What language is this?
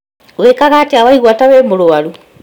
Kikuyu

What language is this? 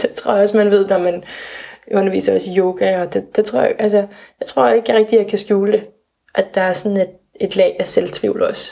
Danish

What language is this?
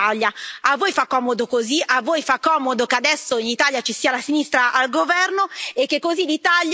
Italian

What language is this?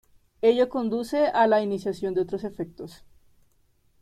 Spanish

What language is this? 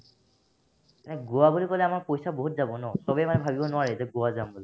Assamese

